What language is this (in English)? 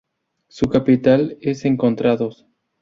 Spanish